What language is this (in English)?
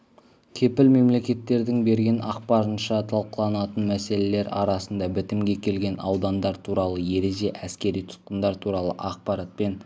Kazakh